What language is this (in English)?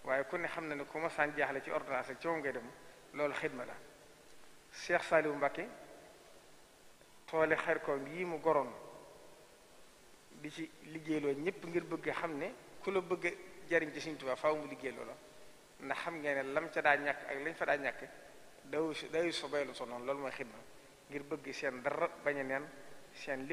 French